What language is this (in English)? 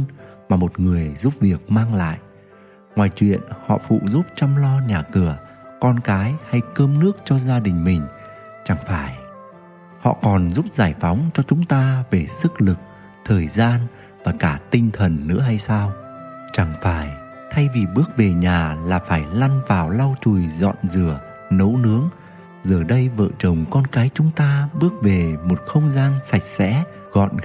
Vietnamese